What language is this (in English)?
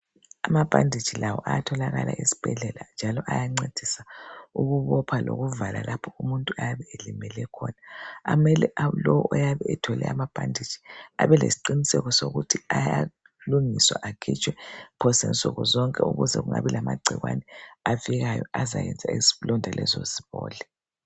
North Ndebele